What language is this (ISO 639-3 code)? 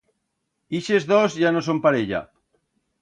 arg